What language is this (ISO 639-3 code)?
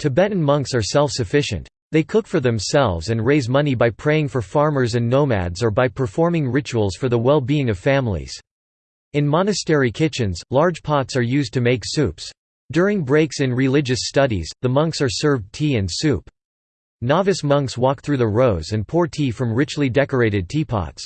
eng